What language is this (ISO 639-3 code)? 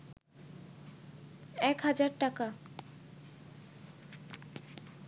ben